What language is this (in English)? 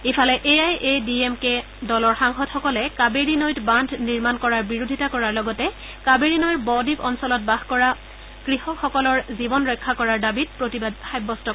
Assamese